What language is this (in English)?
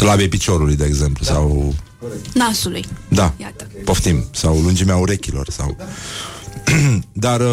Romanian